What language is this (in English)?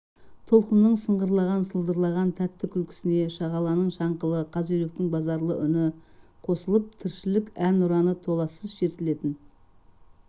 Kazakh